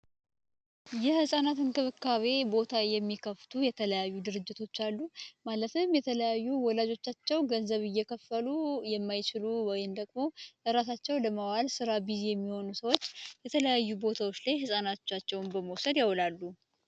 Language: Amharic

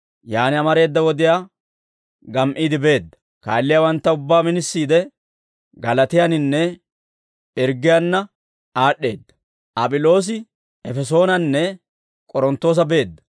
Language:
Dawro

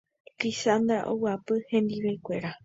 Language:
Guarani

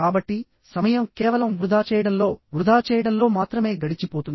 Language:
Telugu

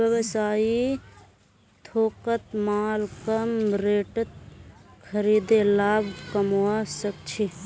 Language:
Magahi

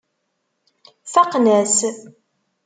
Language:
Kabyle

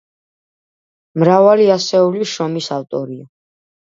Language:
Georgian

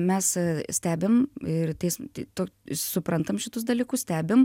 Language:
Lithuanian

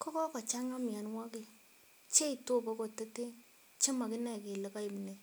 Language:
Kalenjin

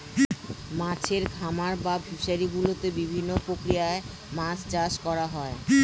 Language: Bangla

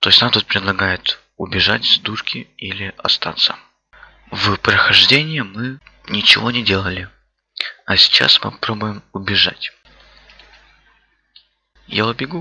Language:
Russian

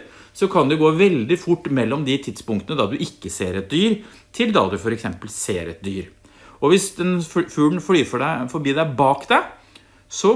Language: Norwegian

